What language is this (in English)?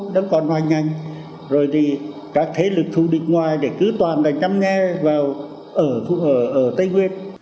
Vietnamese